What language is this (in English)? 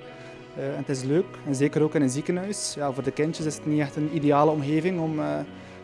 Dutch